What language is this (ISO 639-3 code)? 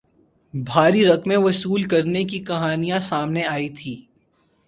urd